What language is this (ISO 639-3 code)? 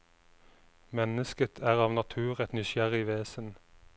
nor